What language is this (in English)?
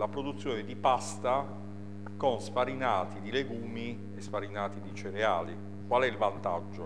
Italian